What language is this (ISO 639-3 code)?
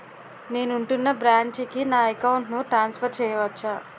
tel